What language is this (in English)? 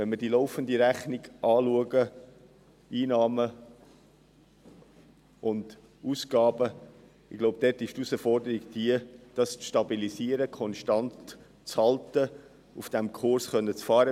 Swiss German